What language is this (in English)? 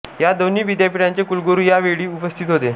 Marathi